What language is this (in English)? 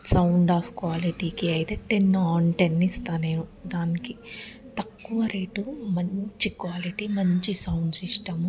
Telugu